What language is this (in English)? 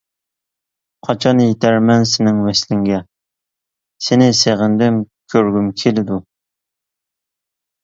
Uyghur